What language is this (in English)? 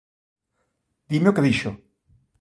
Galician